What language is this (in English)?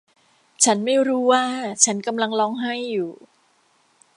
Thai